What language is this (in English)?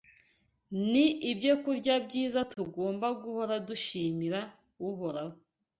Kinyarwanda